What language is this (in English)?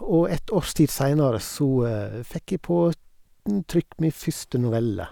Norwegian